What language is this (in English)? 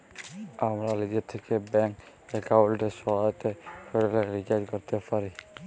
Bangla